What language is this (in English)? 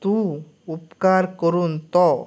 Konkani